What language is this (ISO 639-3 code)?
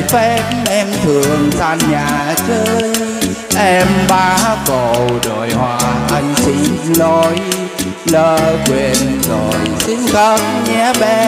vie